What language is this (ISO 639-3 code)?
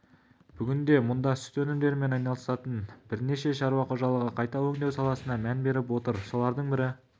kaz